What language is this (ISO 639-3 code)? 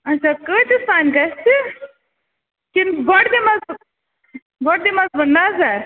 kas